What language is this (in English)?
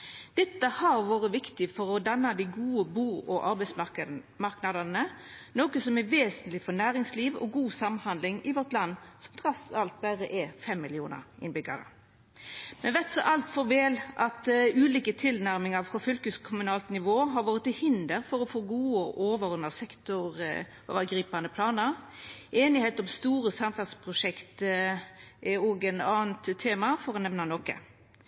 Norwegian Nynorsk